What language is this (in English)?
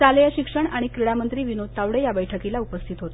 Marathi